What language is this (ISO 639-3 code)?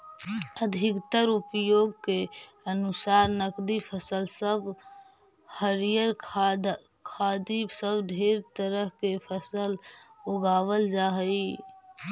mag